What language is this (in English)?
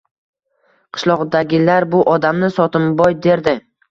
Uzbek